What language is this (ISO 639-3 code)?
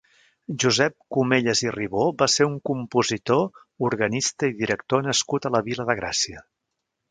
cat